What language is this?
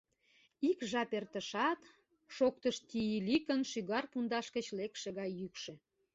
Mari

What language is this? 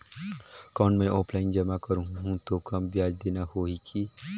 Chhattisgarhi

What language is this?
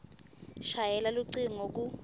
Swati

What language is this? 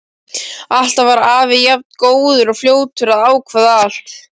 Icelandic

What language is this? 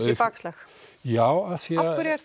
Icelandic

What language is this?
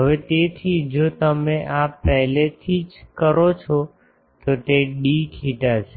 Gujarati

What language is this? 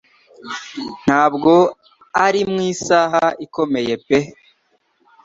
Kinyarwanda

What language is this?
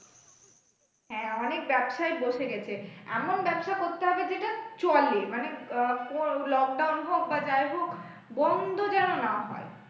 Bangla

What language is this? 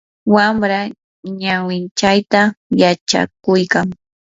Yanahuanca Pasco Quechua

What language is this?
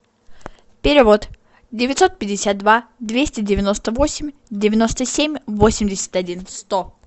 Russian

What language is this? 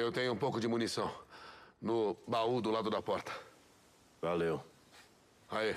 Portuguese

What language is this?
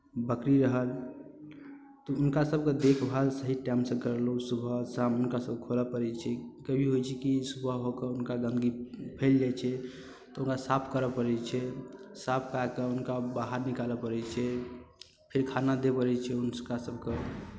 Maithili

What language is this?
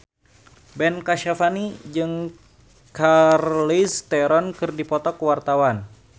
Sundanese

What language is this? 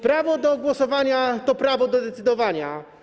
Polish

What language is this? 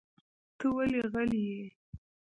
Pashto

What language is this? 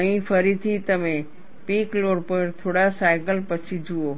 Gujarati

